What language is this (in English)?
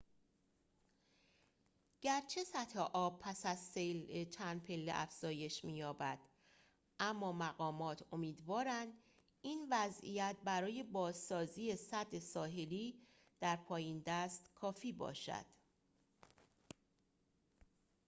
Persian